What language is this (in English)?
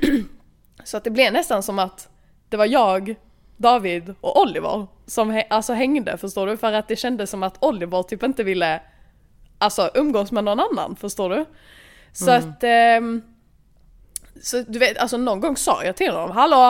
Swedish